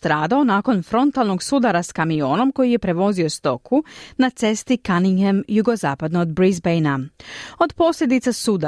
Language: Croatian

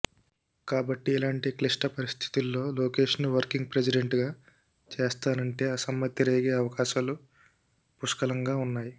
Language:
Telugu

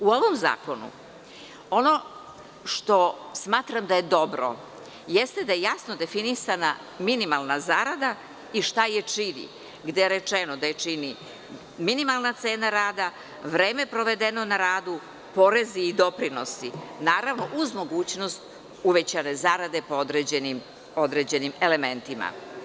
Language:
Serbian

